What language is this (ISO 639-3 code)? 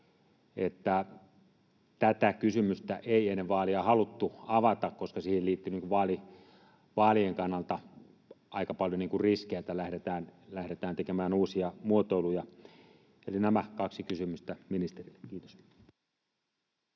fin